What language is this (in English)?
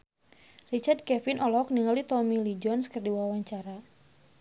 Sundanese